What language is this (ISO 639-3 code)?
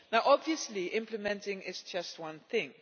eng